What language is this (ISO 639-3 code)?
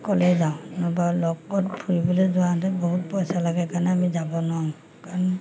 asm